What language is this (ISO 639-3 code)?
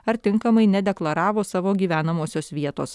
lit